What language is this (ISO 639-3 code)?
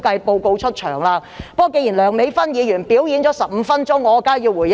yue